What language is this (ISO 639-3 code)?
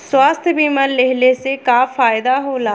bho